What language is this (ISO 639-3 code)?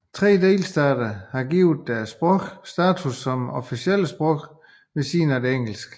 dan